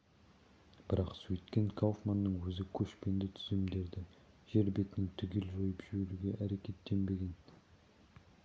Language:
Kazakh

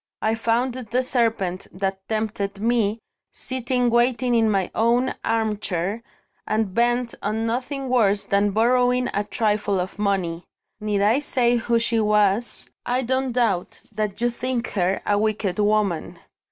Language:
English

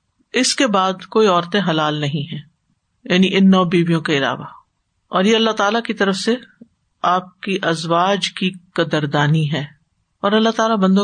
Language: Urdu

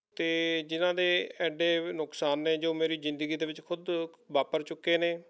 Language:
Punjabi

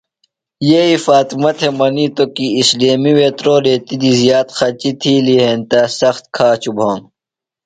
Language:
Phalura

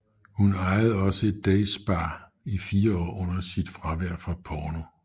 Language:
Danish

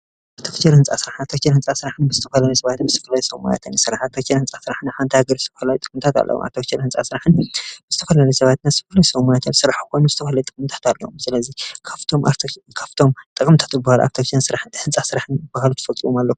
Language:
Tigrinya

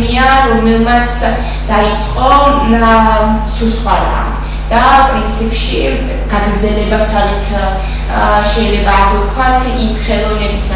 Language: Romanian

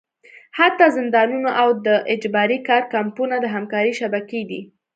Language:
Pashto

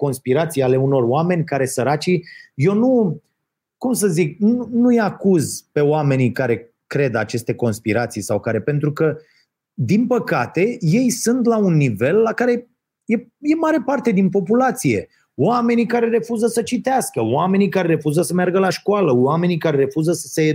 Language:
Romanian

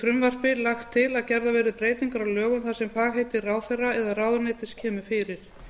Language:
Icelandic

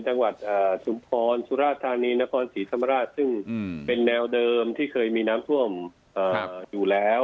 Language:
Thai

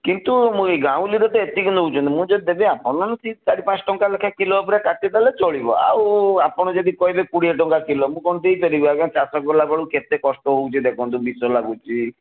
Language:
Odia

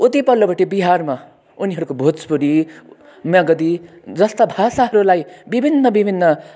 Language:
Nepali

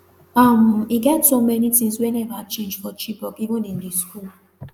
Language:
Nigerian Pidgin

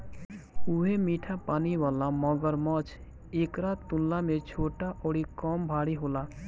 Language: Bhojpuri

